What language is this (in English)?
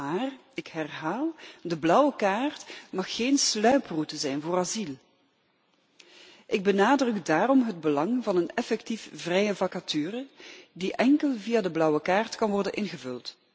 Dutch